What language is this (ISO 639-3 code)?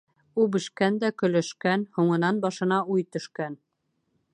bak